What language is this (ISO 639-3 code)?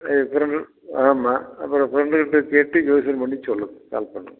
tam